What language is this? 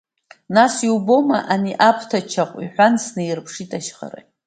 Abkhazian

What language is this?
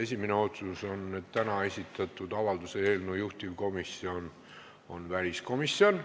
Estonian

